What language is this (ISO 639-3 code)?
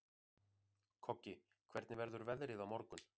isl